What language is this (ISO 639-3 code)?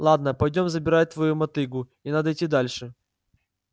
rus